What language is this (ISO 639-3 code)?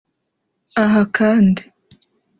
kin